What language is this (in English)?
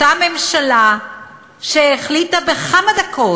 Hebrew